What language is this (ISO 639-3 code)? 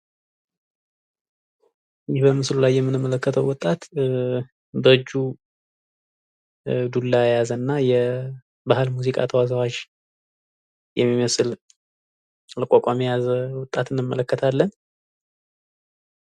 amh